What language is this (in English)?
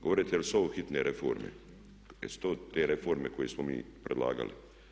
Croatian